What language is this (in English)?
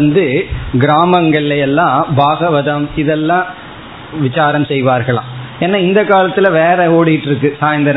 Tamil